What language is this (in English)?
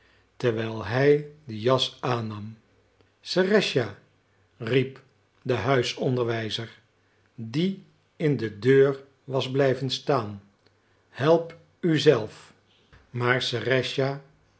Dutch